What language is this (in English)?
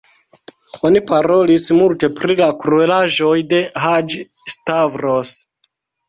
Esperanto